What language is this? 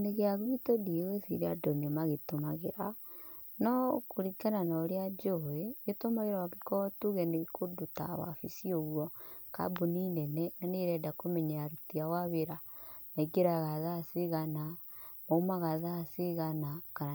Kikuyu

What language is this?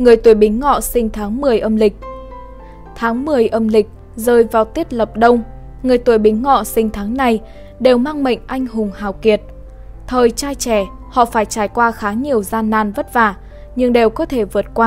Vietnamese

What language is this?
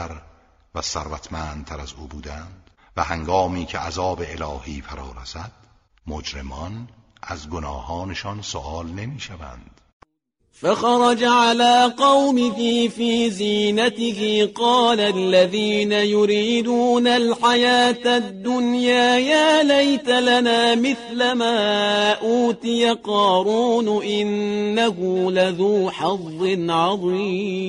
Persian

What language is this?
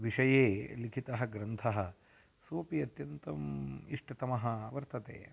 Sanskrit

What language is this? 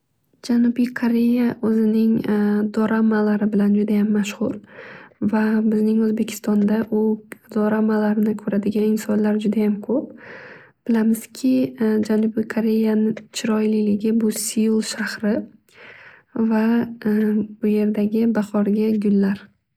Uzbek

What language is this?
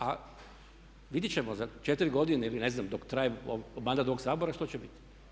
Croatian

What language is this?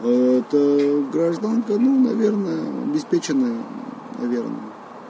Russian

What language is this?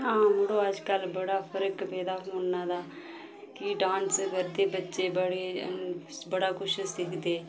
Dogri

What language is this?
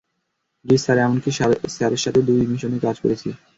Bangla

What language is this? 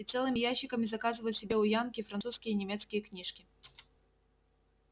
Russian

